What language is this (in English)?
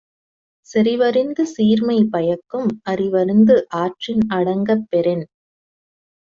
Tamil